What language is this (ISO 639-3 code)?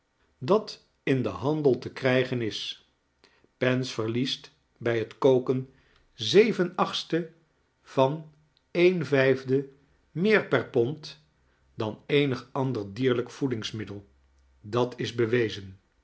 nld